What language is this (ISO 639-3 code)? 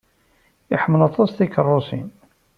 kab